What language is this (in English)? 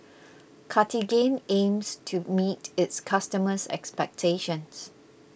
English